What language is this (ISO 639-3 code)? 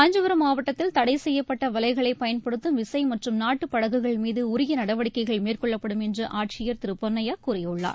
tam